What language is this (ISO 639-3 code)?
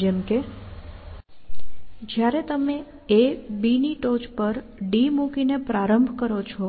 guj